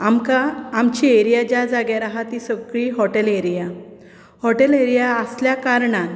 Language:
Konkani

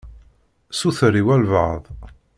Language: Kabyle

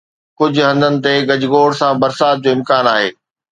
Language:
Sindhi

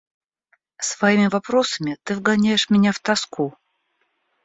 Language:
Russian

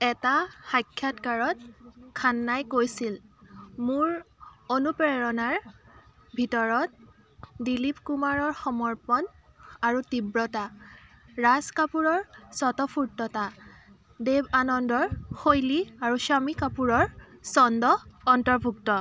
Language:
Assamese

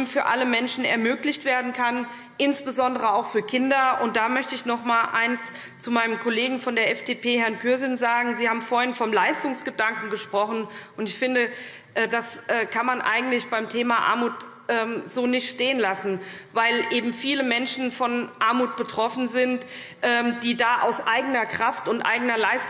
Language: German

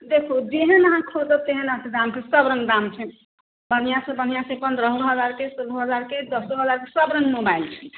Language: Maithili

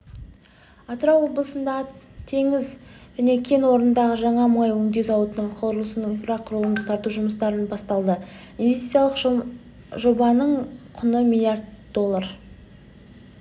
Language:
Kazakh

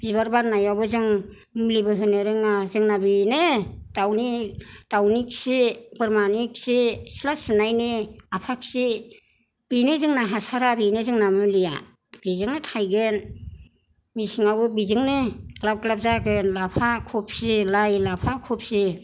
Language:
Bodo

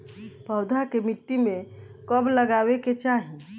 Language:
Bhojpuri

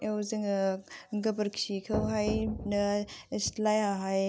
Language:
Bodo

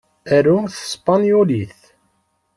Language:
Kabyle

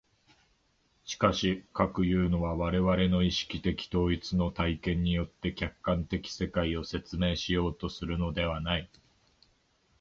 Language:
Japanese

